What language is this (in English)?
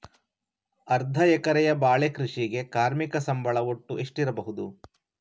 Kannada